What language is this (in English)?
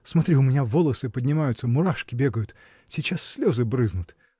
Russian